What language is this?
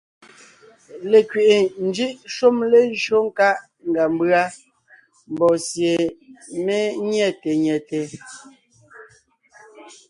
Ngiemboon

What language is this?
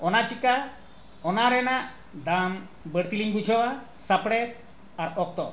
Santali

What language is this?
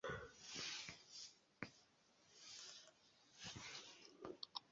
Esperanto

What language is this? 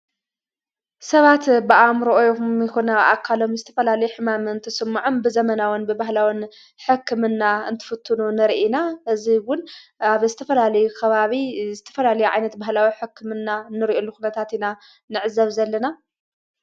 Tigrinya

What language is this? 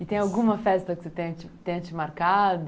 Portuguese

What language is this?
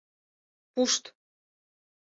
Mari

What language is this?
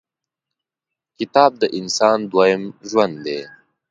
Pashto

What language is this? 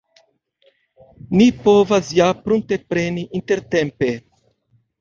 Esperanto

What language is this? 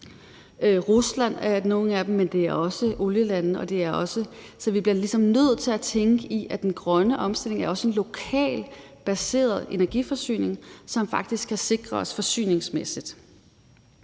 Danish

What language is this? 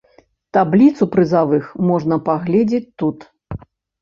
Belarusian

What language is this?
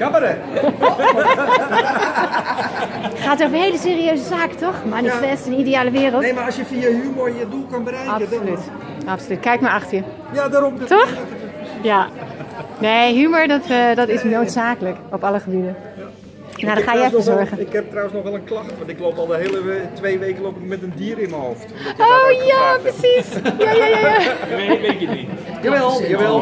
Dutch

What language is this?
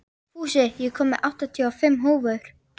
Icelandic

